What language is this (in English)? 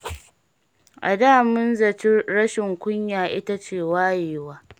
Hausa